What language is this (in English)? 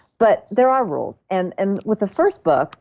English